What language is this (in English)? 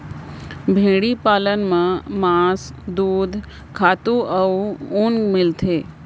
Chhattisgarhi